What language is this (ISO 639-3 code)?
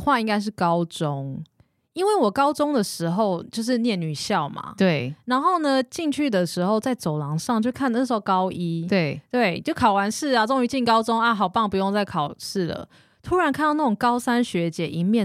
zho